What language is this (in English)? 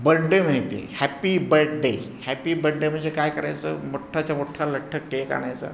Marathi